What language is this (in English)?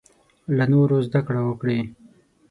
Pashto